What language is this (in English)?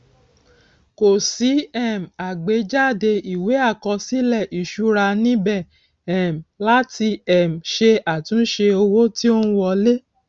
Yoruba